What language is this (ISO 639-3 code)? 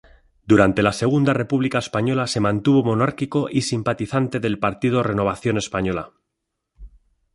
spa